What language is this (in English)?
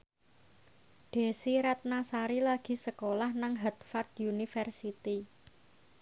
Javanese